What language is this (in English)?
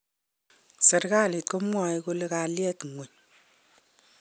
Kalenjin